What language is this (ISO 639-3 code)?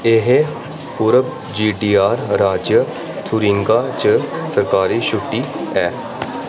doi